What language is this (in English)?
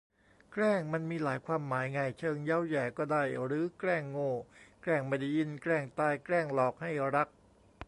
Thai